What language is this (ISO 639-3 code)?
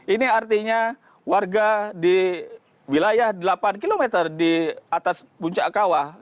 ind